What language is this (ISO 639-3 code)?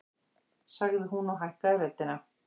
isl